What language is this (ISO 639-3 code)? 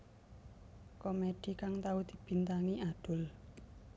jav